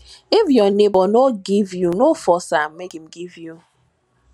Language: Nigerian Pidgin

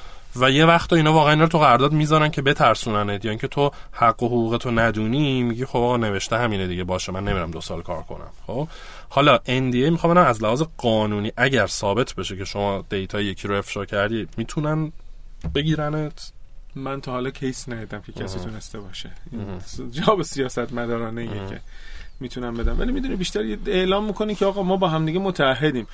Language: Persian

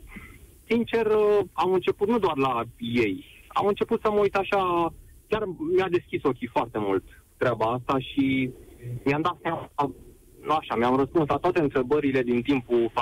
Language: Romanian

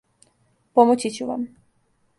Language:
Serbian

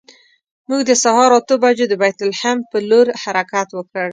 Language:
Pashto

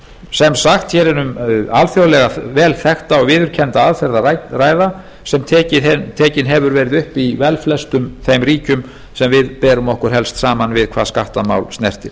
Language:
Icelandic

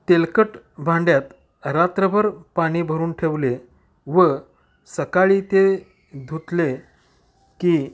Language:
Marathi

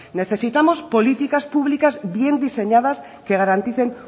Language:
Spanish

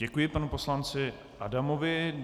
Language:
Czech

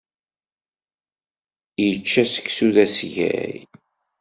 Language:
Kabyle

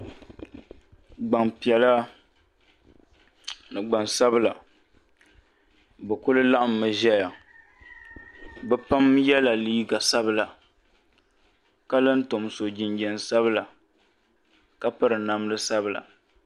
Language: Dagbani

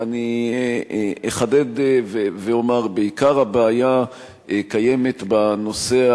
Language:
Hebrew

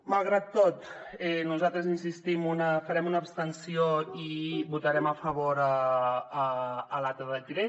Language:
Catalan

